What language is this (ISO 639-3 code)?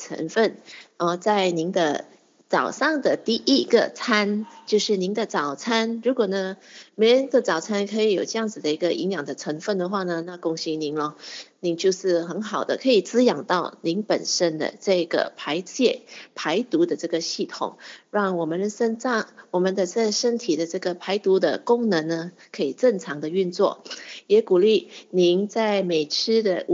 zho